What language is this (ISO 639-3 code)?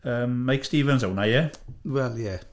cym